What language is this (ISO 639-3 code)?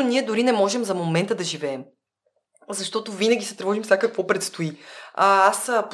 bul